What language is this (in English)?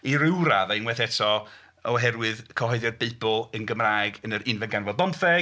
Welsh